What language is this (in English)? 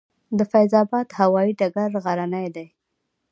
Pashto